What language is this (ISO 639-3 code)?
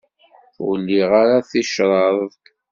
kab